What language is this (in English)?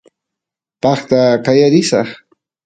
Santiago del Estero Quichua